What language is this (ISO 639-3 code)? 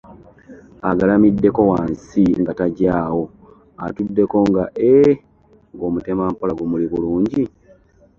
lug